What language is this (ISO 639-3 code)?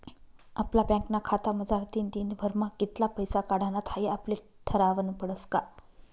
mar